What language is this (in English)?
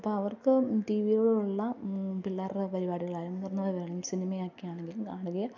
Malayalam